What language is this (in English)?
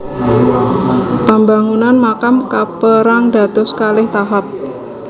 Javanese